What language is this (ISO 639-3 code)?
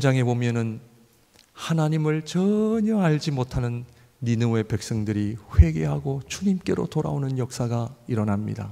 kor